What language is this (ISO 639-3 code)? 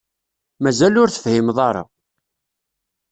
kab